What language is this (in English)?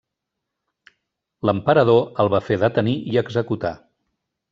Catalan